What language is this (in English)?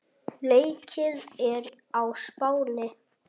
Icelandic